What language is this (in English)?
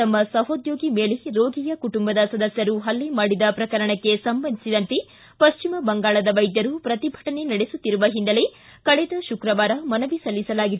Kannada